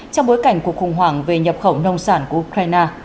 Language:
Vietnamese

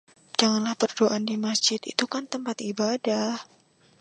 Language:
Indonesian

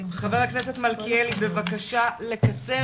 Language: Hebrew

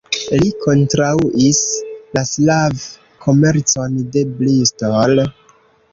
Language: Esperanto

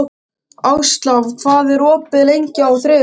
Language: Icelandic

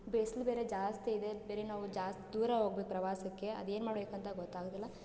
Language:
Kannada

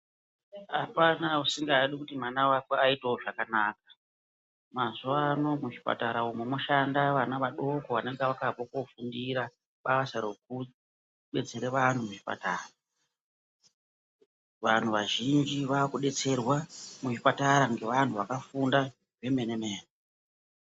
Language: Ndau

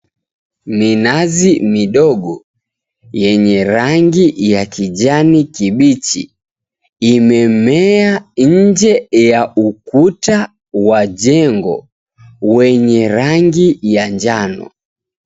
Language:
Swahili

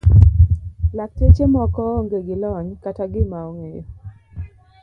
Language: Luo (Kenya and Tanzania)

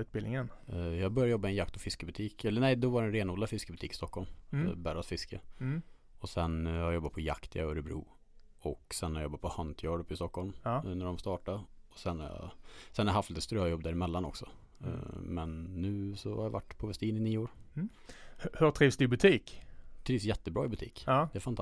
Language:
Swedish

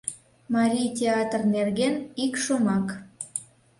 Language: Mari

